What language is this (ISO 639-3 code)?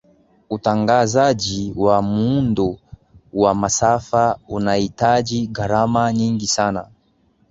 swa